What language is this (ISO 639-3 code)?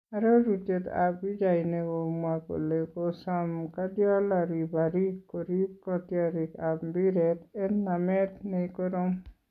kln